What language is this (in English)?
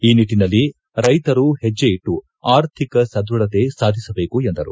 Kannada